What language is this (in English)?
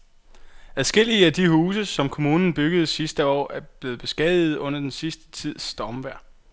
Danish